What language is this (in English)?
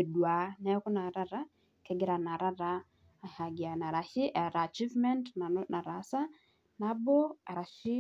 Masai